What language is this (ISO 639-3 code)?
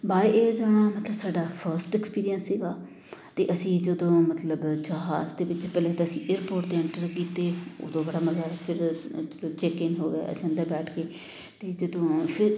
pan